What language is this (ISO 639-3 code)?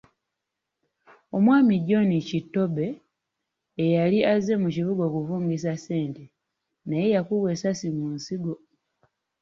lug